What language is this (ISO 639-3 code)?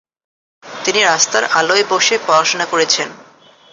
ben